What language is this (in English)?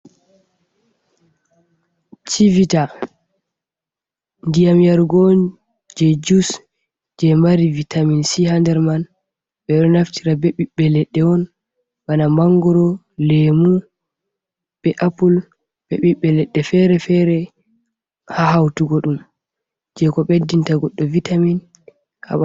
Fula